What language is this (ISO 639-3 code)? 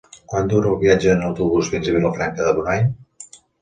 cat